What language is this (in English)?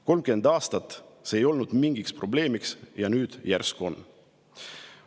Estonian